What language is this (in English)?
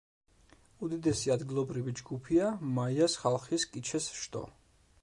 Georgian